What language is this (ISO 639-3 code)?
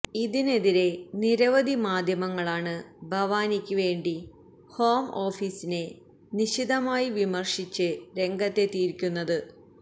mal